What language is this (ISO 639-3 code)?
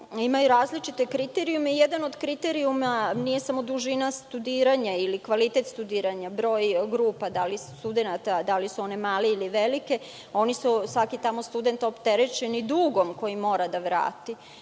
srp